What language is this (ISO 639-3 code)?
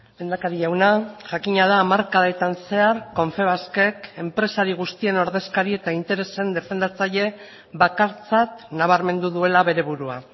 eus